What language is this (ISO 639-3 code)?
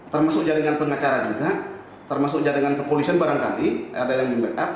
ind